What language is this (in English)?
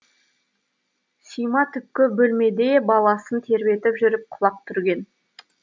Kazakh